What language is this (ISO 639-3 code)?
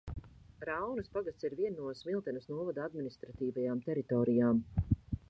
lav